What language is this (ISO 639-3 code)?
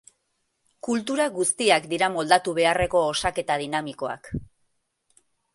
eus